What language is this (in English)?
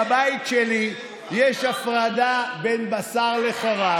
Hebrew